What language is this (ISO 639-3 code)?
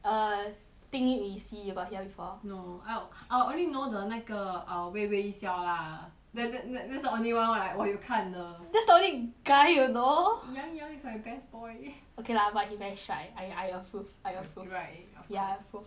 eng